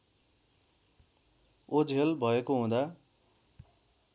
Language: Nepali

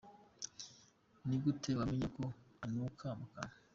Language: Kinyarwanda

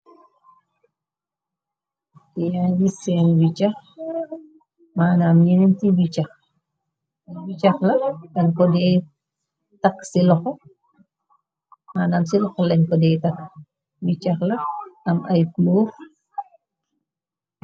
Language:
Wolof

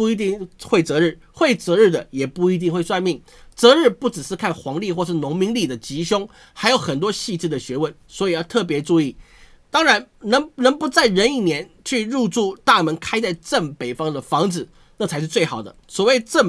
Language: Chinese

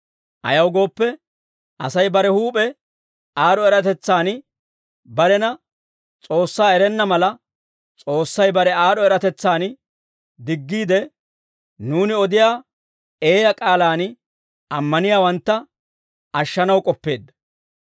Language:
Dawro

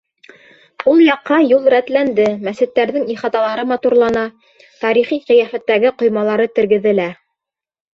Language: Bashkir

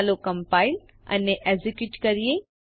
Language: Gujarati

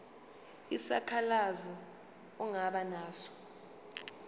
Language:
Zulu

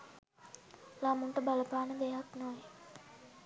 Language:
Sinhala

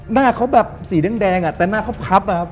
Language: Thai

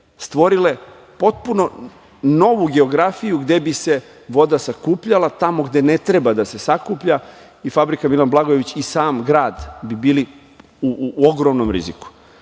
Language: Serbian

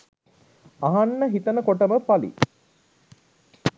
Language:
Sinhala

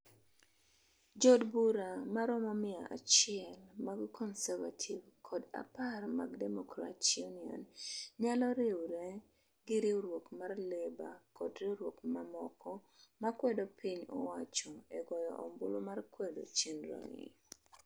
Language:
Luo (Kenya and Tanzania)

